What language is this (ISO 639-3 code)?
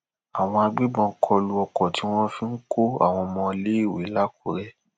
yor